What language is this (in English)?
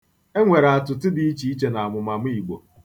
Igbo